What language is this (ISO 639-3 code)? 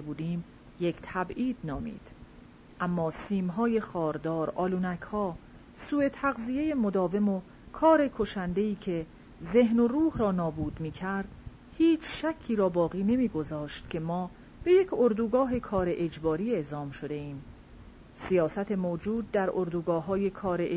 fas